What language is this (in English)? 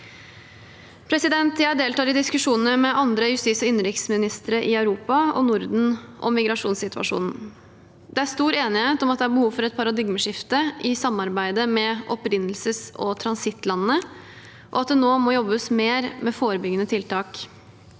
Norwegian